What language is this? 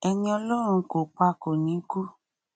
Yoruba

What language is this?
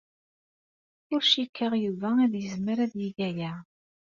Kabyle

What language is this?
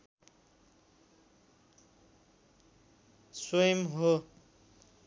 Nepali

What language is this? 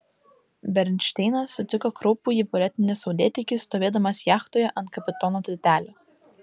Lithuanian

